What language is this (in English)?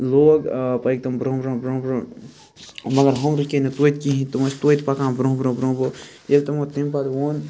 Kashmiri